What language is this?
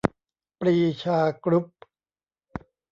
Thai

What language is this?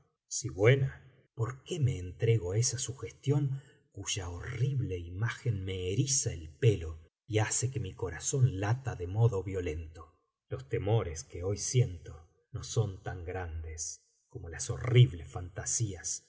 Spanish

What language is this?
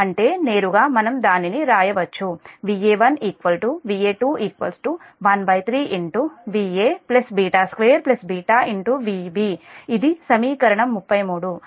Telugu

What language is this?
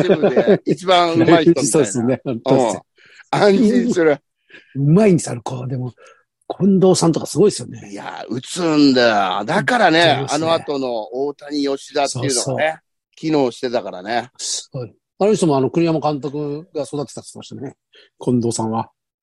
Japanese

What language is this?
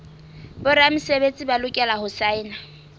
Southern Sotho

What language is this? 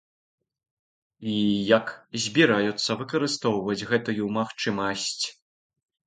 Belarusian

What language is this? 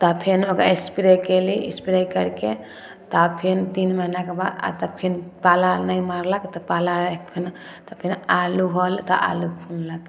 Maithili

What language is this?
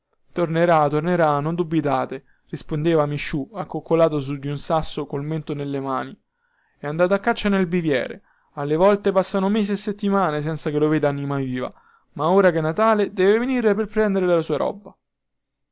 Italian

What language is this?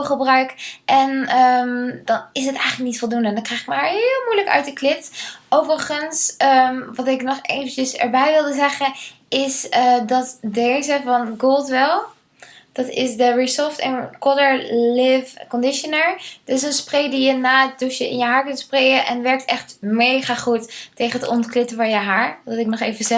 Dutch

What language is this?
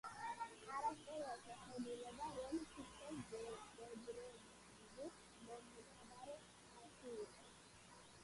Georgian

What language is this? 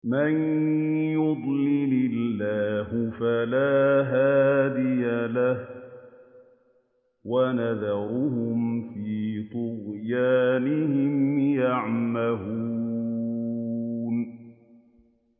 Arabic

